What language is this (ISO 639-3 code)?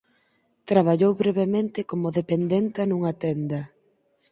glg